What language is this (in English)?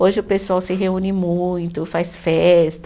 Portuguese